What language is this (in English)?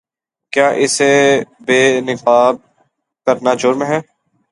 Urdu